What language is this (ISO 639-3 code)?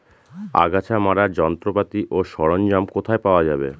ben